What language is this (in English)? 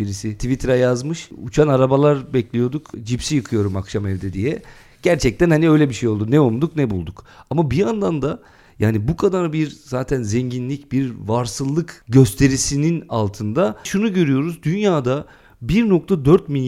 Turkish